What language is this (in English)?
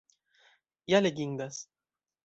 Esperanto